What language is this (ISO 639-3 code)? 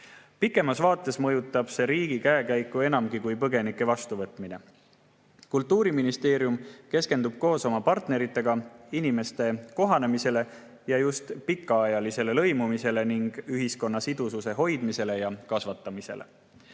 est